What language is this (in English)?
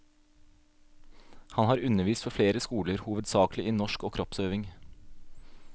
Norwegian